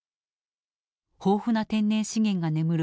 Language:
Japanese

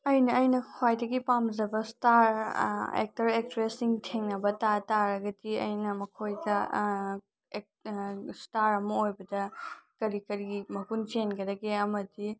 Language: Manipuri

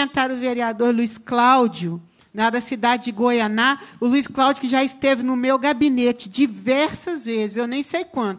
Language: Portuguese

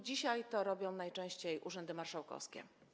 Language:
Polish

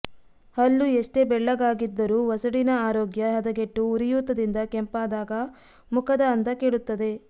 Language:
Kannada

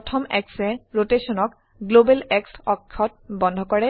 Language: Assamese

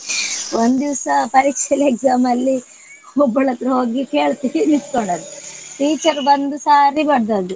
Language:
Kannada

